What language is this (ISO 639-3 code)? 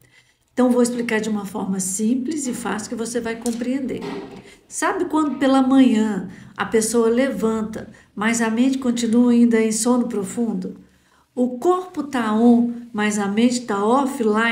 por